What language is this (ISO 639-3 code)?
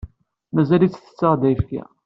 kab